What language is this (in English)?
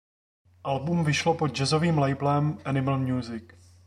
Czech